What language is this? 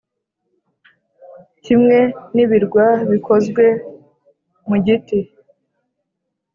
Kinyarwanda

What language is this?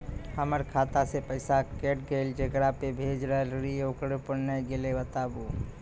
Maithili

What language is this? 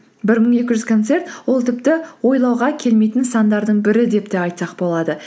Kazakh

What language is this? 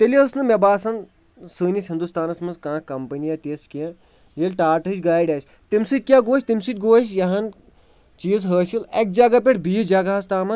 Kashmiri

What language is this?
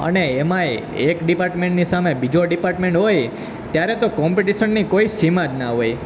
Gujarati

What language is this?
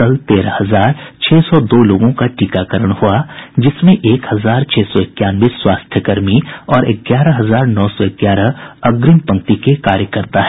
Hindi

